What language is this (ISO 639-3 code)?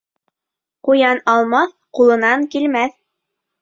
bak